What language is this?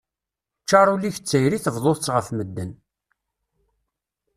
Kabyle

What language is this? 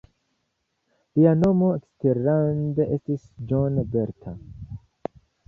Esperanto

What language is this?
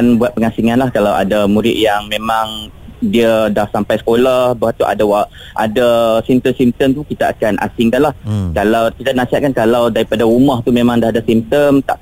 Malay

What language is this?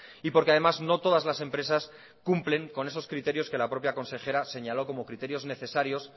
Spanish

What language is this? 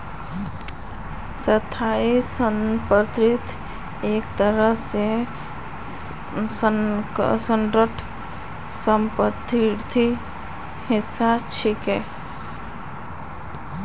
Magahi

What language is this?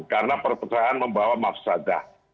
Indonesian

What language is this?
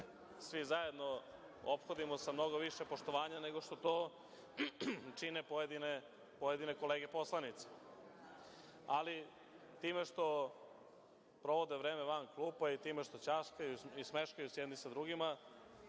Serbian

